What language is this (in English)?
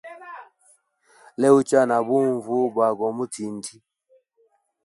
Hemba